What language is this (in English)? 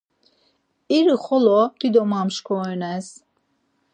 Laz